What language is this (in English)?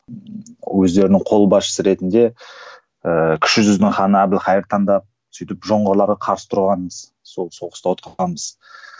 Kazakh